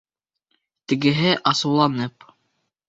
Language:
Bashkir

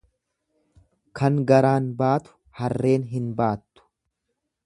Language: Oromo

